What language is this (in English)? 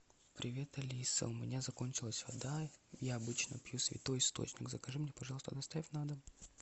Russian